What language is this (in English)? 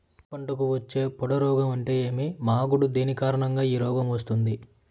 Telugu